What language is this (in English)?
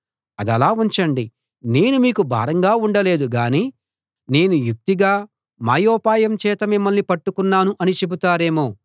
Telugu